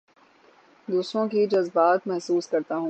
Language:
Urdu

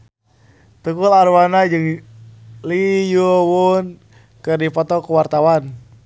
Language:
Sundanese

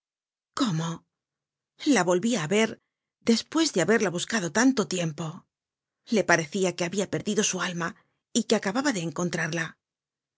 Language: Spanish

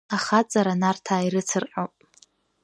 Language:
Abkhazian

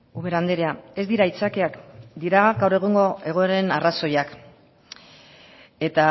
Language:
Basque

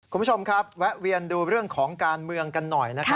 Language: Thai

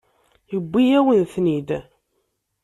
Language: Kabyle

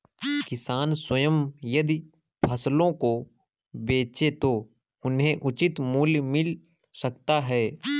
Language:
Hindi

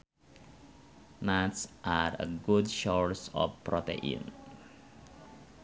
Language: Sundanese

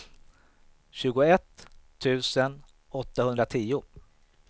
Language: Swedish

